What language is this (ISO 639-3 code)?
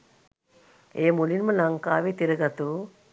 sin